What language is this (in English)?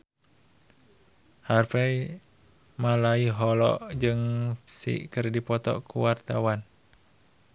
Sundanese